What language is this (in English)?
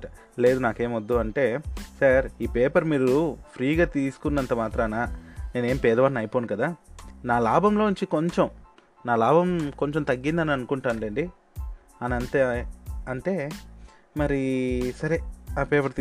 Telugu